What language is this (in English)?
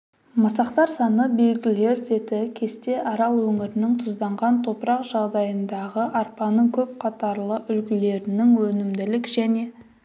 Kazakh